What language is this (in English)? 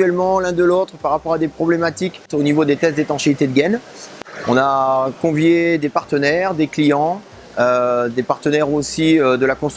French